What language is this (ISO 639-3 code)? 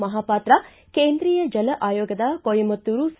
kan